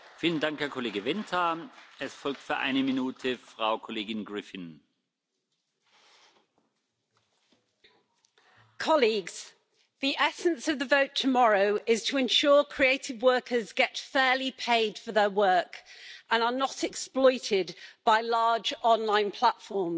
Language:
English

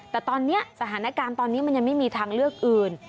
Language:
Thai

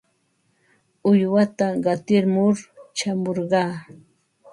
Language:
Ambo-Pasco Quechua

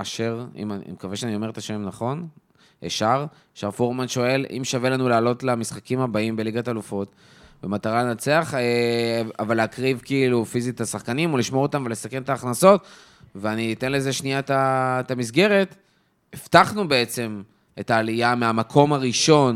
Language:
Hebrew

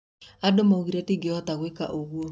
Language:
Kikuyu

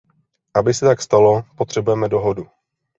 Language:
Czech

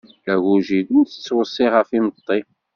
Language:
Kabyle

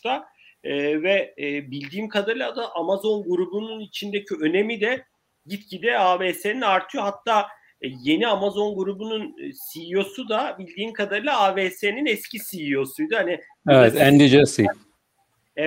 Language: Turkish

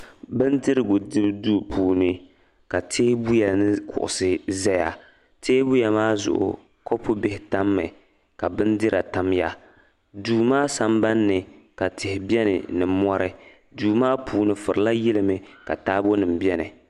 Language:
Dagbani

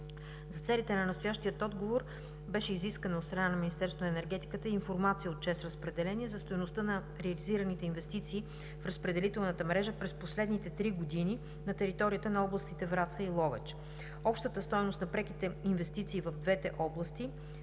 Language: Bulgarian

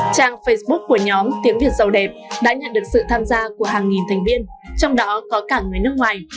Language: Vietnamese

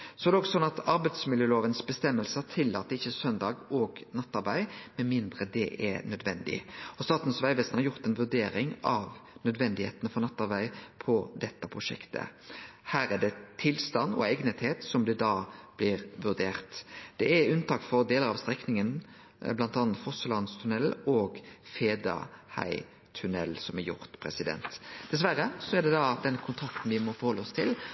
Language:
Norwegian Nynorsk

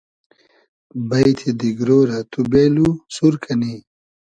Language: Hazaragi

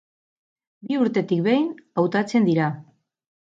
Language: Basque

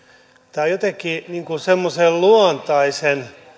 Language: Finnish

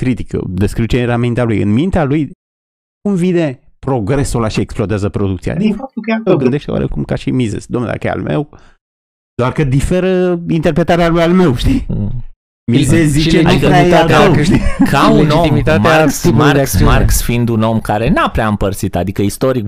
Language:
Romanian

